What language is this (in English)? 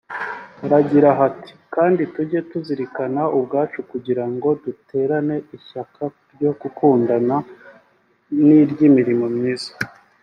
Kinyarwanda